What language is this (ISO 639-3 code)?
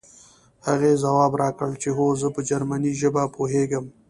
pus